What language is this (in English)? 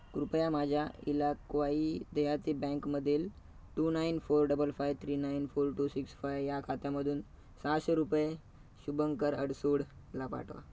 Marathi